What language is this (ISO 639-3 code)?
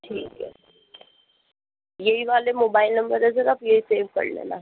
hin